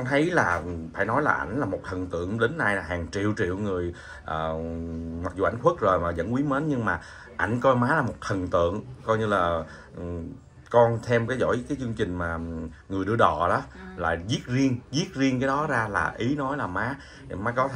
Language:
Vietnamese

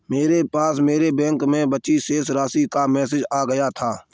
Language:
Hindi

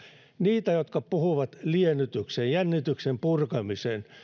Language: Finnish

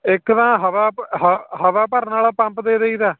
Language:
Punjabi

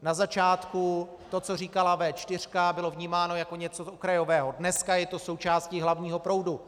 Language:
Czech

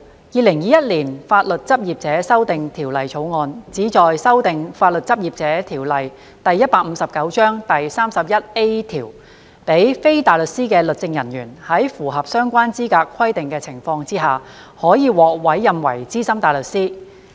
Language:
Cantonese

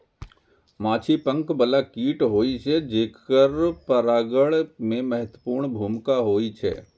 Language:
Maithili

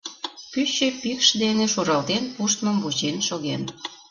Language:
Mari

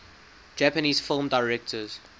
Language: English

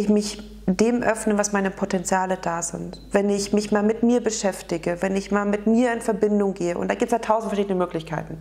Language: German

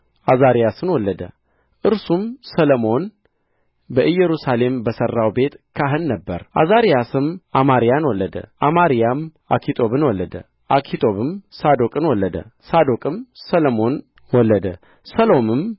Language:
Amharic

